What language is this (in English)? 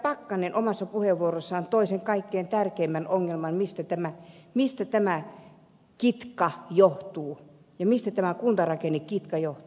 Finnish